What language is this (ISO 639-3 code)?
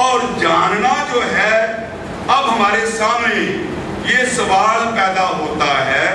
hin